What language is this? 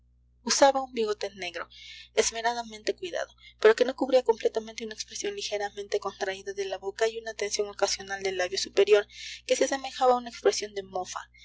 Spanish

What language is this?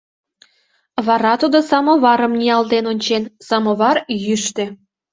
Mari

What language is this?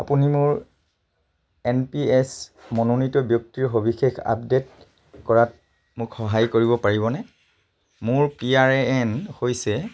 Assamese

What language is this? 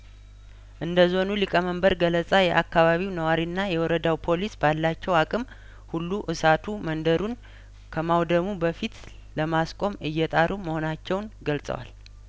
Amharic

